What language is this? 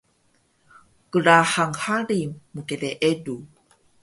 Taroko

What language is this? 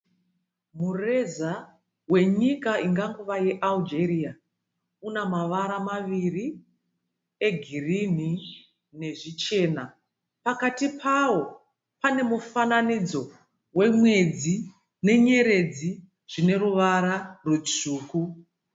Shona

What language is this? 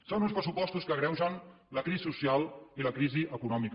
Catalan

